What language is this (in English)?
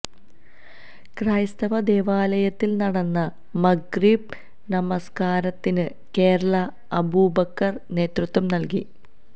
Malayalam